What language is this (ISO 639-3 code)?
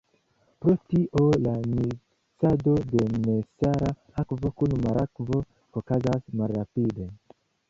epo